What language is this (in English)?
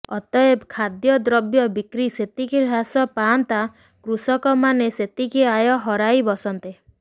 Odia